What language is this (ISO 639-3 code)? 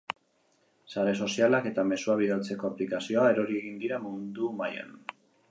eus